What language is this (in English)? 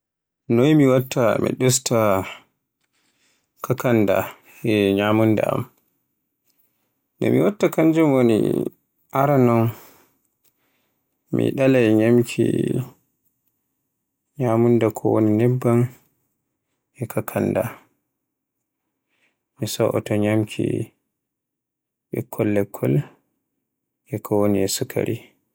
Borgu Fulfulde